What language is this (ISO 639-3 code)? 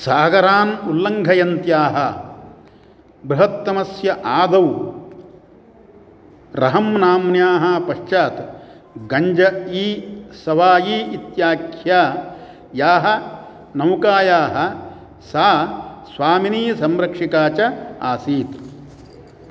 san